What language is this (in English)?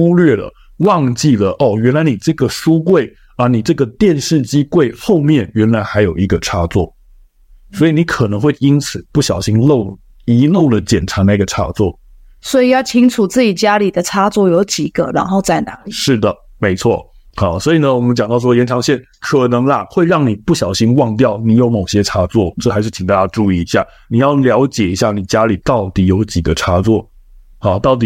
Chinese